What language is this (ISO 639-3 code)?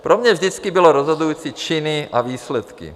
ces